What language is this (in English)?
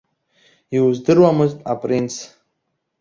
Abkhazian